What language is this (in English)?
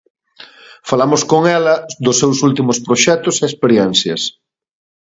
Galician